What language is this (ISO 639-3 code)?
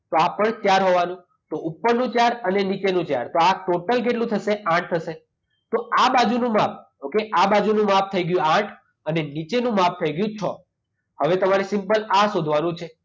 guj